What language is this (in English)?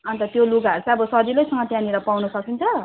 Nepali